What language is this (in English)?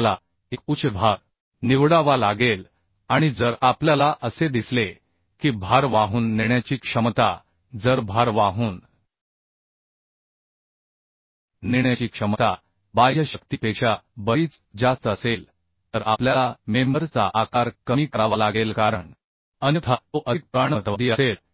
Marathi